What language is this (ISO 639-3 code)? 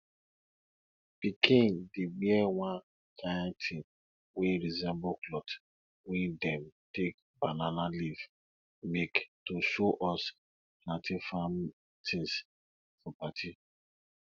pcm